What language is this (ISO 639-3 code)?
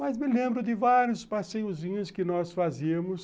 por